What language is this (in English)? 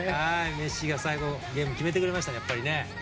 Japanese